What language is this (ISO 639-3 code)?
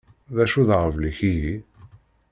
kab